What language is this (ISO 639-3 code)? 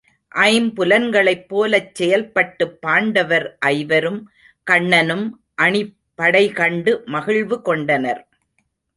tam